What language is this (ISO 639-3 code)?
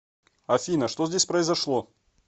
rus